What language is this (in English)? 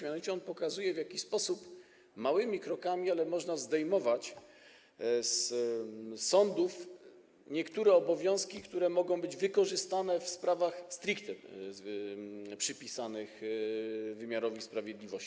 Polish